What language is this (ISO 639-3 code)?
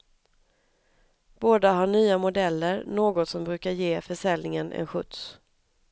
swe